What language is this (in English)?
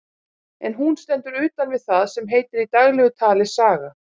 Icelandic